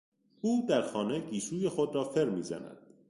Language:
Persian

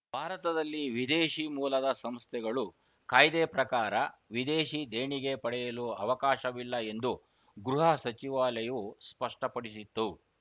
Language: Kannada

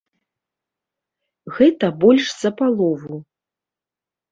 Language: Belarusian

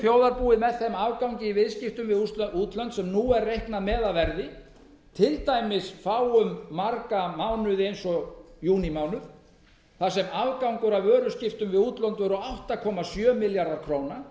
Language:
Icelandic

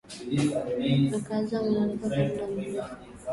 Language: Swahili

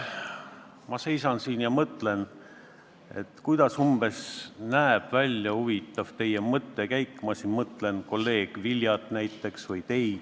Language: Estonian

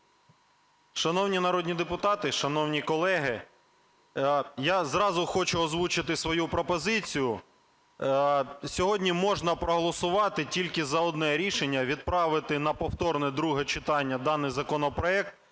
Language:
Ukrainian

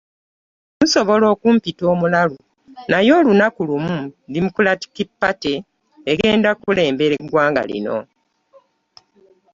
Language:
Ganda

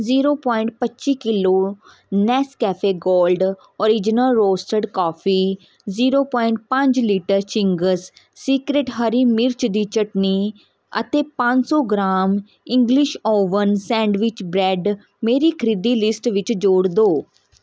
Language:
Punjabi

